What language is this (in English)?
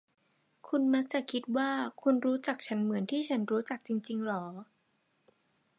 Thai